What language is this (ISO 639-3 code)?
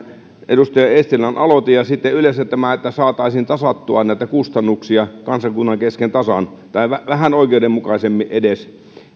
fin